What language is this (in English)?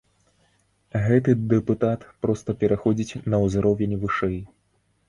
Belarusian